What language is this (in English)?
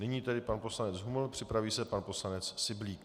Czech